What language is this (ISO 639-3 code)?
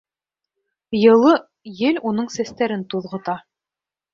bak